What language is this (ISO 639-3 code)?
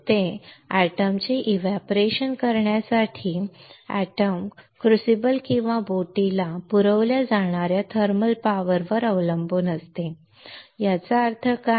mar